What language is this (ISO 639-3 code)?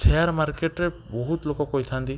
ori